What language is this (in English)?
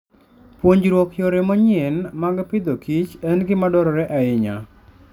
Luo (Kenya and Tanzania)